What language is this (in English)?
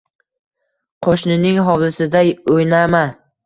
Uzbek